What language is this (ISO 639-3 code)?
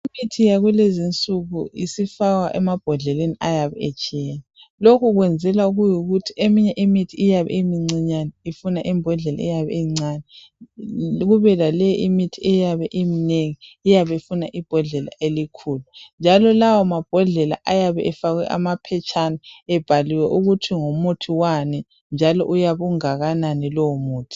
nde